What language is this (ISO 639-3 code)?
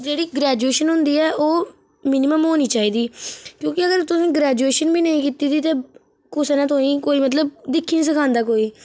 doi